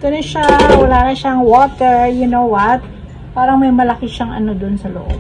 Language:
Filipino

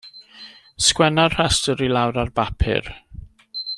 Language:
Welsh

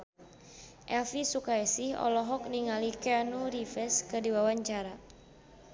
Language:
Sundanese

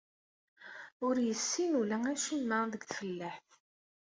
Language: Kabyle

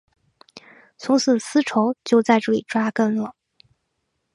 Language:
Chinese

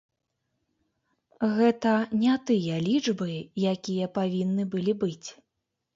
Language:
Belarusian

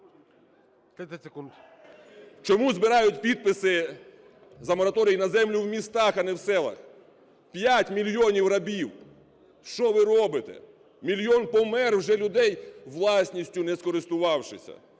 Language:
Ukrainian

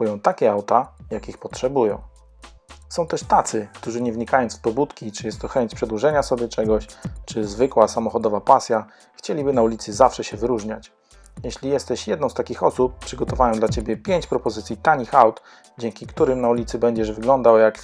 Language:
Polish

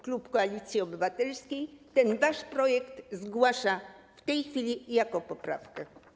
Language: Polish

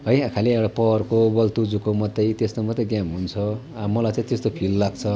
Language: Nepali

